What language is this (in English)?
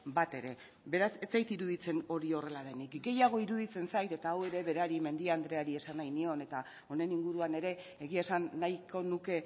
Basque